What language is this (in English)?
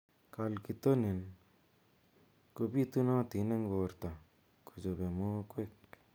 Kalenjin